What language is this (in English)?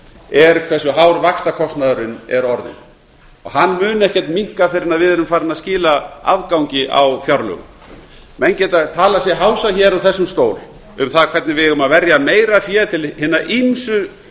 Icelandic